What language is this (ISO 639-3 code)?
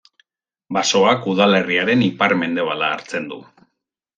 eus